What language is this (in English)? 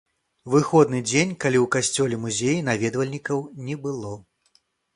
Belarusian